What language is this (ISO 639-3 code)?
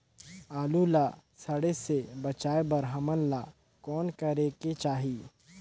hne